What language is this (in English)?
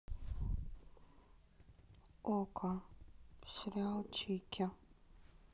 Russian